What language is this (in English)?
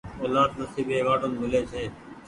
Goaria